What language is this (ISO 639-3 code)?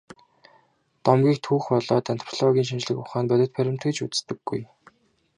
mon